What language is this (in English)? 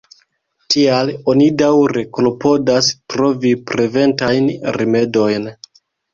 Esperanto